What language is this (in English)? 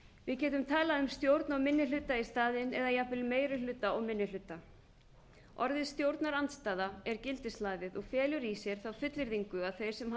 Icelandic